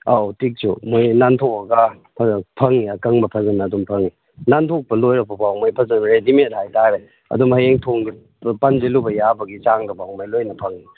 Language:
Manipuri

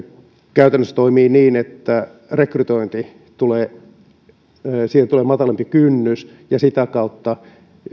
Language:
Finnish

